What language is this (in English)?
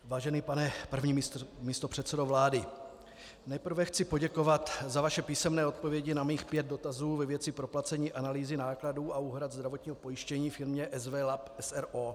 Czech